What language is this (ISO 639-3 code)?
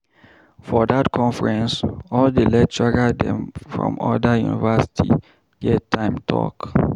pcm